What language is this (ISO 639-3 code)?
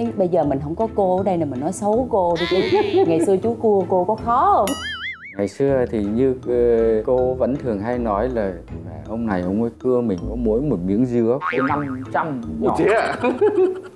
vie